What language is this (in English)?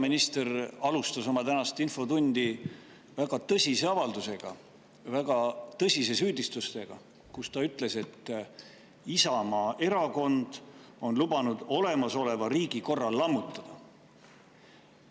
Estonian